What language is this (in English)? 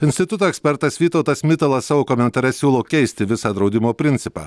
Lithuanian